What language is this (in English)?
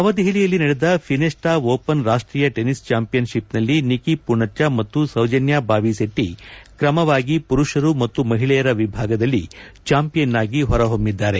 Kannada